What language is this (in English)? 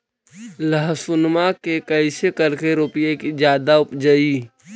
Magahi